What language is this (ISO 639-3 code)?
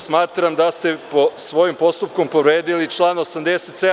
srp